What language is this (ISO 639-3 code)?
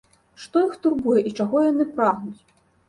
bel